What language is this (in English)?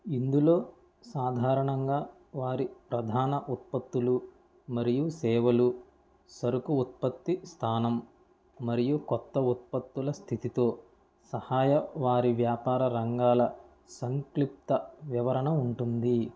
Telugu